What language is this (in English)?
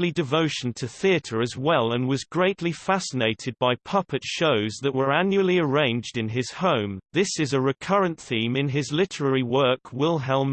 English